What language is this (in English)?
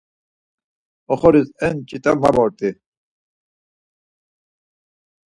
Laz